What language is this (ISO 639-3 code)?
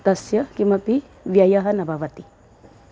san